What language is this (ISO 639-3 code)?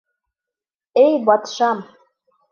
bak